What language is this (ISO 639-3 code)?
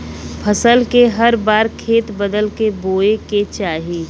bho